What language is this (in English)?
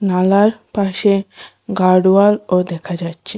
Bangla